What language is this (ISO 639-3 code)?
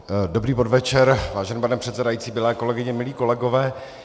ces